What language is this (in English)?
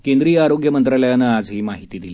Marathi